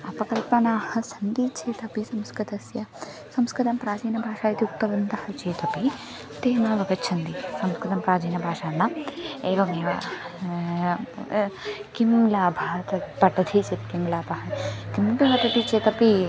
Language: Sanskrit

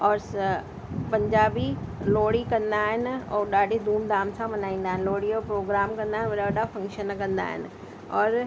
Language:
Sindhi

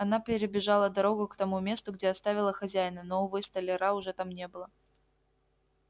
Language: Russian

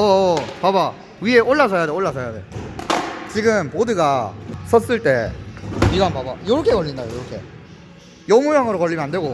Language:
Korean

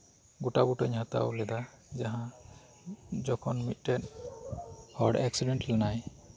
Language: Santali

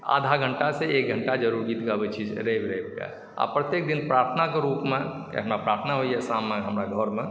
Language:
Maithili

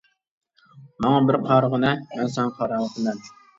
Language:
Uyghur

